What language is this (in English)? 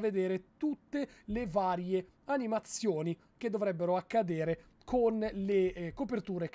Italian